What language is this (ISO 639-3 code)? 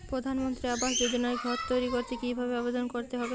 ben